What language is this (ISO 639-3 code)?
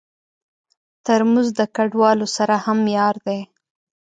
pus